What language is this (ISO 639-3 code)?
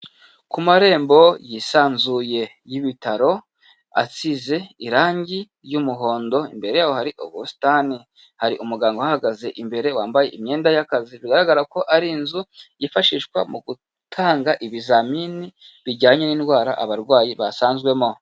kin